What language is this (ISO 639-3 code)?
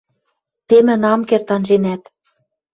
mrj